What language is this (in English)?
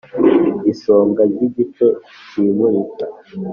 Kinyarwanda